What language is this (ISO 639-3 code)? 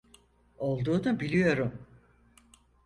tur